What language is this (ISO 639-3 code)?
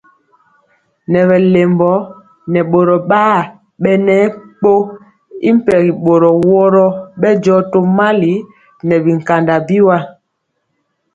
mcx